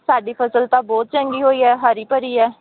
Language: Punjabi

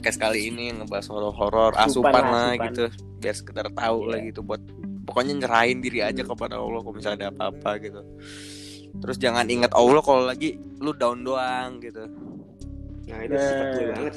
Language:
Indonesian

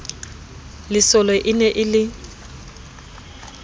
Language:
Southern Sotho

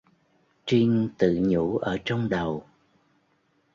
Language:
Vietnamese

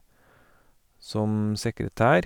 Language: Norwegian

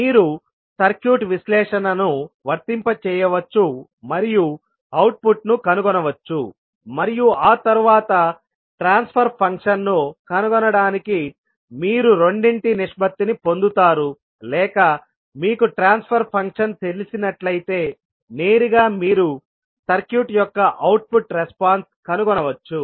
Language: Telugu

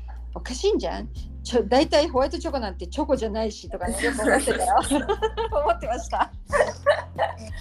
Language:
Japanese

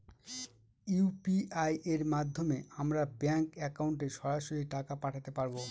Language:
Bangla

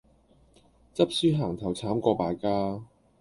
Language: Cantonese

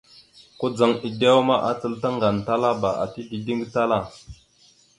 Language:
Mada (Cameroon)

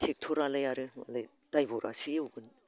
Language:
Bodo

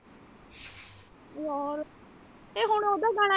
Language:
Punjabi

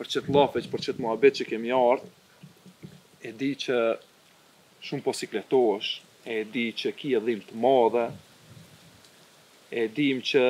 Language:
Romanian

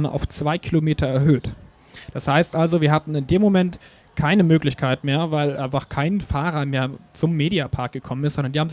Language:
German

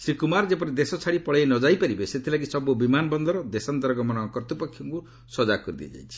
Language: Odia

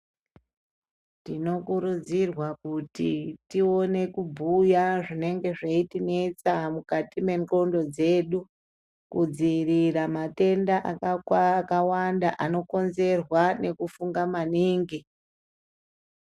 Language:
Ndau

